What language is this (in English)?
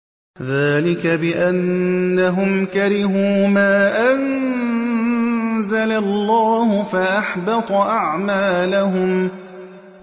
Arabic